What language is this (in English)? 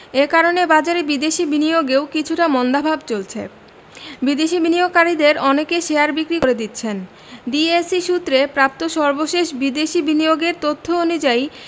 Bangla